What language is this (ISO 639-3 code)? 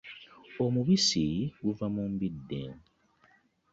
lug